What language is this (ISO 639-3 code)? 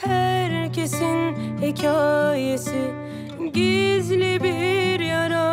tur